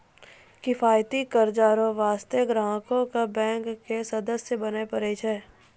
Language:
Maithili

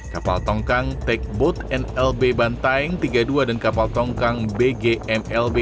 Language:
Indonesian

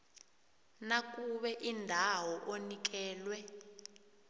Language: South Ndebele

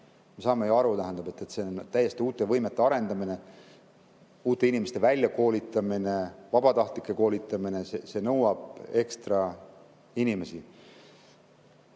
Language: Estonian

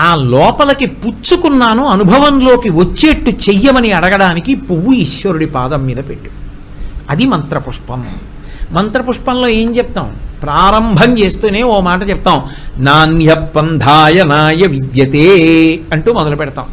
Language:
Telugu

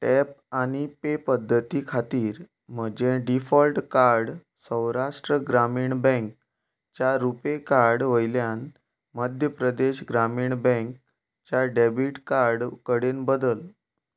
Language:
Konkani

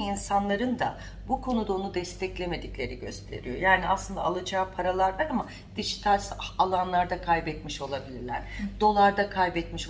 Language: Turkish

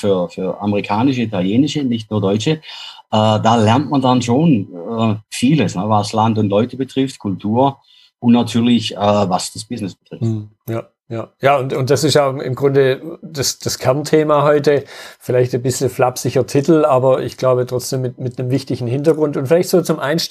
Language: German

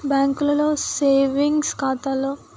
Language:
Telugu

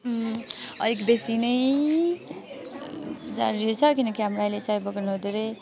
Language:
Nepali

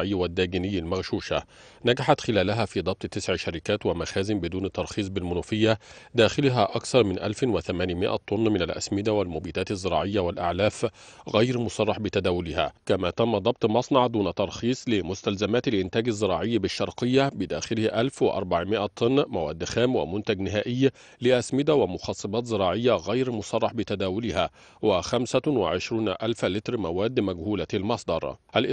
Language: Arabic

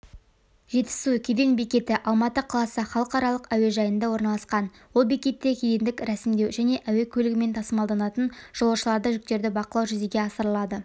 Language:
Kazakh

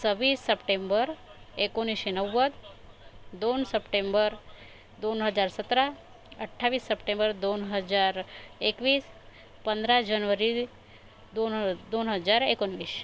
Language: Marathi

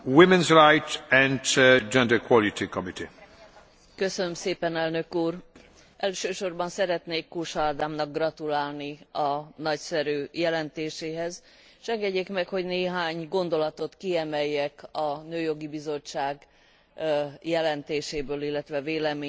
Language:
Hungarian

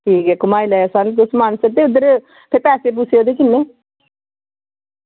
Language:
Dogri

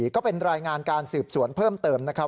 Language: Thai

